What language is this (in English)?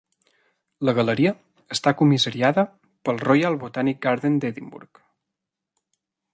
Catalan